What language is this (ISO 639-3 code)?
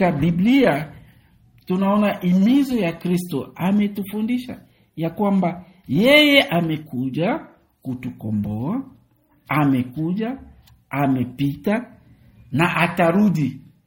swa